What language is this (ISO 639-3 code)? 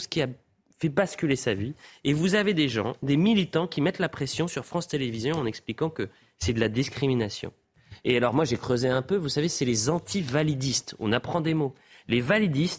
fra